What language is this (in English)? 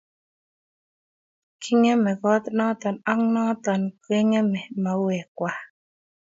Kalenjin